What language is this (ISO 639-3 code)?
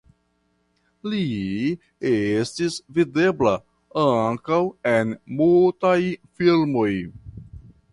epo